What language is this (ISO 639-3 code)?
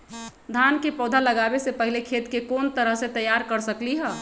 mag